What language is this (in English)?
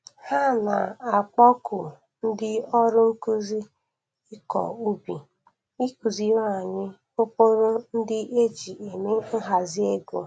Igbo